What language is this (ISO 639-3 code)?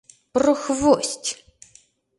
chm